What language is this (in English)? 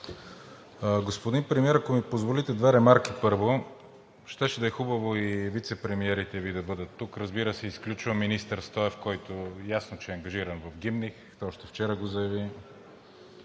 Bulgarian